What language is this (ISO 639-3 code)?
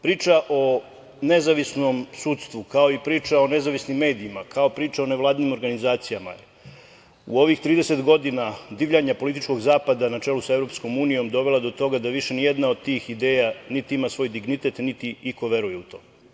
srp